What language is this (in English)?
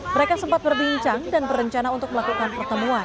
Indonesian